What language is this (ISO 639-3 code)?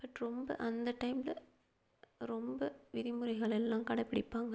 tam